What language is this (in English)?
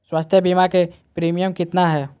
Magahi